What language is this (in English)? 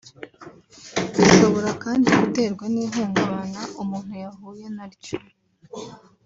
Kinyarwanda